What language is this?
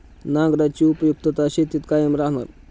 Marathi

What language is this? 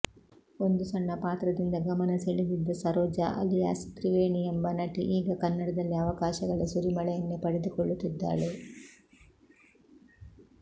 Kannada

